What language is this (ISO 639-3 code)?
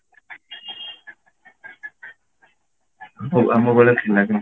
ori